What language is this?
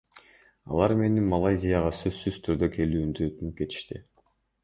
Kyrgyz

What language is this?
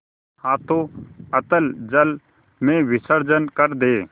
Hindi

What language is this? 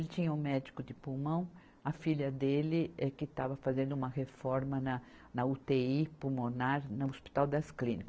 Portuguese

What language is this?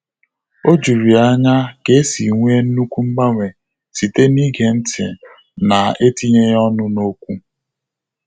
Igbo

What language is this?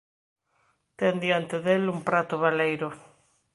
Galician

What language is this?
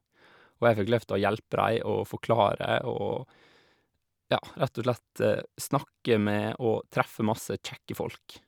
Norwegian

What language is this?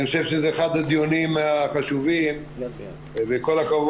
Hebrew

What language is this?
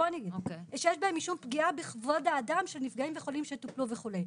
Hebrew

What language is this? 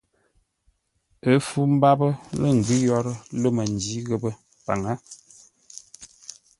Ngombale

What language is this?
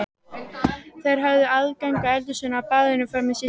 Icelandic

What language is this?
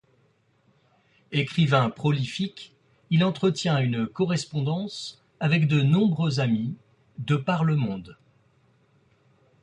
French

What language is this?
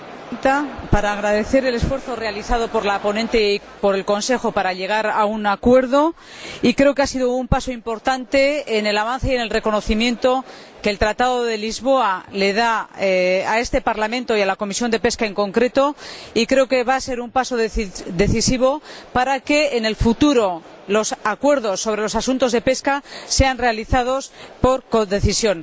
Spanish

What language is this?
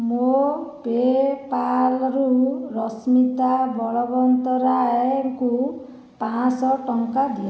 Odia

